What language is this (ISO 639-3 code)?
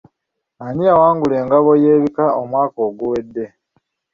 lug